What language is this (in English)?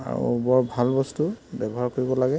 Assamese